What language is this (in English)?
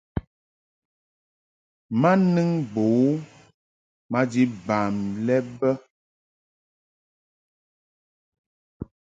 Mungaka